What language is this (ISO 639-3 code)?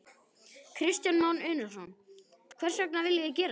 isl